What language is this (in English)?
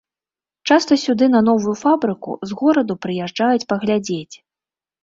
Belarusian